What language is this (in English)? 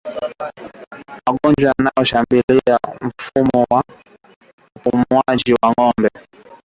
Swahili